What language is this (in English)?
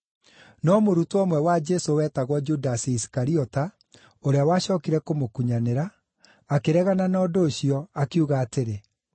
Kikuyu